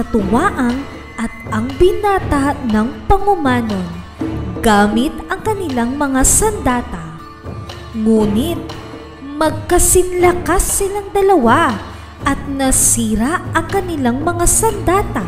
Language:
Filipino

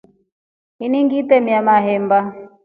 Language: Rombo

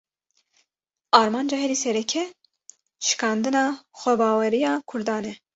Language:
Kurdish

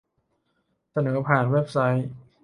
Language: Thai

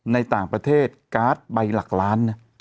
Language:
Thai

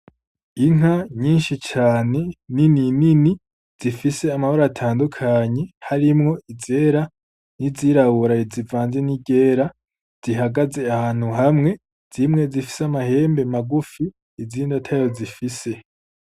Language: Rundi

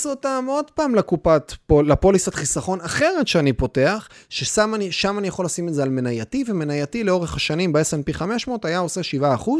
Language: Hebrew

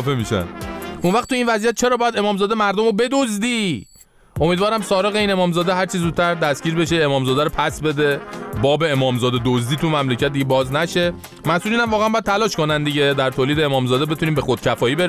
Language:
Persian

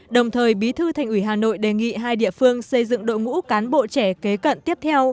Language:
Vietnamese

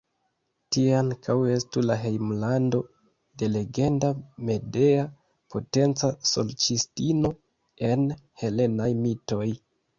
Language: Esperanto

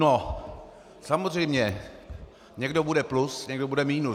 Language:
Czech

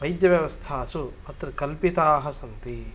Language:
Sanskrit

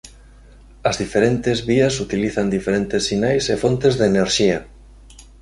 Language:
Galician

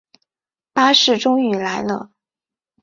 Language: Chinese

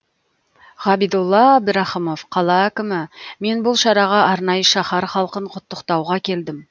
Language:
Kazakh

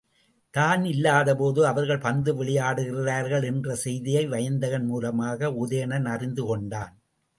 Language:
Tamil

